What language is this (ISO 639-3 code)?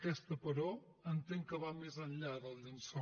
cat